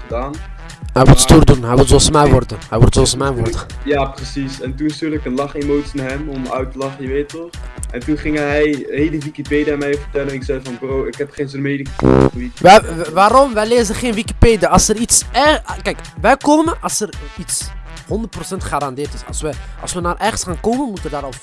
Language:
Dutch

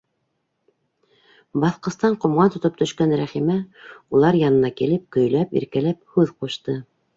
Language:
Bashkir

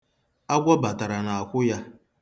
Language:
Igbo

